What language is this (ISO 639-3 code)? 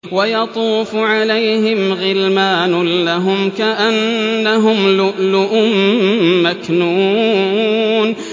ara